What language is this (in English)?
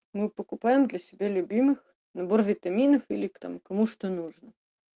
Russian